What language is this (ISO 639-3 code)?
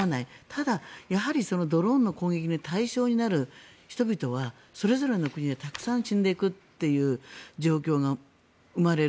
jpn